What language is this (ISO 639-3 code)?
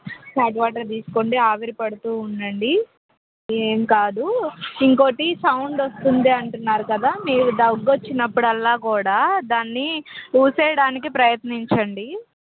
tel